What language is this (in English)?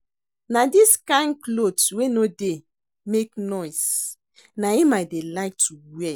Nigerian Pidgin